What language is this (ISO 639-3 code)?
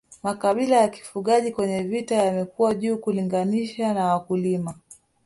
swa